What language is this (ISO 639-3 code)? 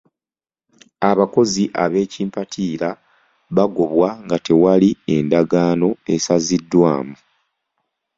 lug